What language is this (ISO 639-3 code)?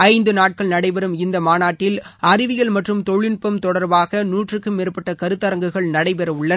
tam